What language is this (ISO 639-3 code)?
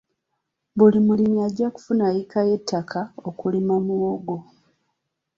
lug